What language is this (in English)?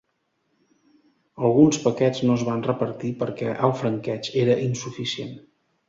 Catalan